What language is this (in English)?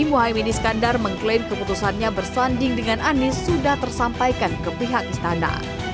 Indonesian